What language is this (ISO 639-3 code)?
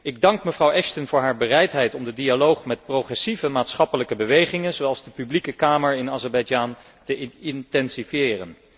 nld